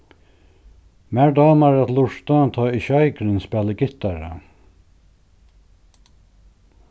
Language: Faroese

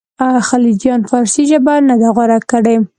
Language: Pashto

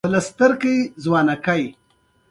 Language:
Pashto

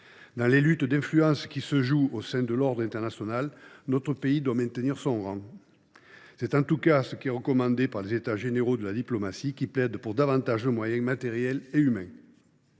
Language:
French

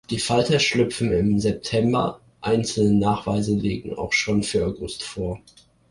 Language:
German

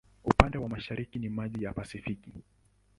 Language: Swahili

